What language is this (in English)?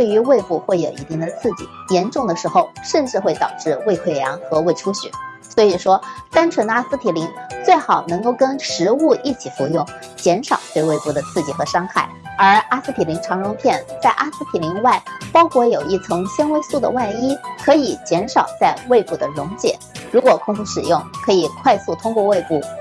Chinese